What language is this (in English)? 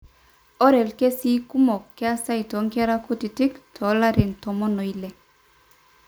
Masai